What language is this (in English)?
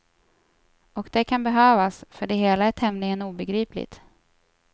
Swedish